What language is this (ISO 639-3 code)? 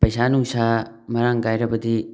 mni